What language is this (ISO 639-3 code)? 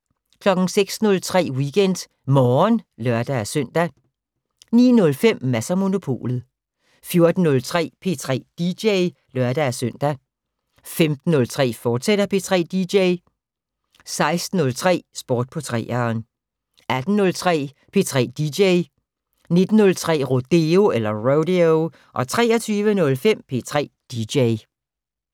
dan